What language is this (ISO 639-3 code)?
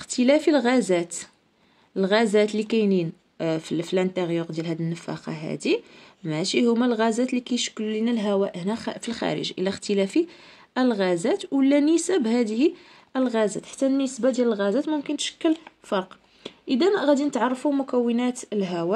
ara